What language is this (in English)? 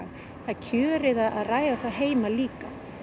Icelandic